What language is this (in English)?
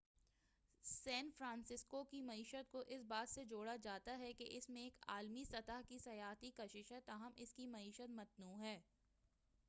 Urdu